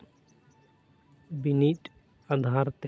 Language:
Santali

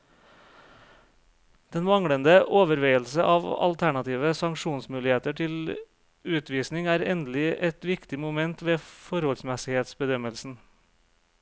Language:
Norwegian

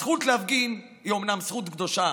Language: Hebrew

